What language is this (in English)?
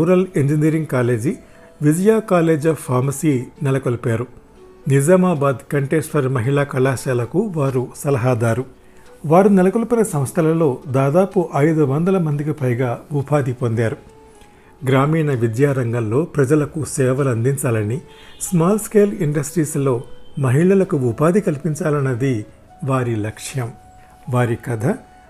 Telugu